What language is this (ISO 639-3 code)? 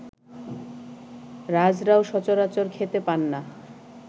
ben